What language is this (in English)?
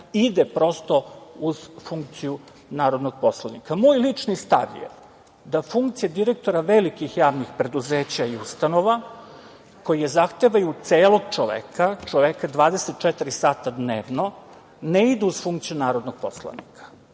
Serbian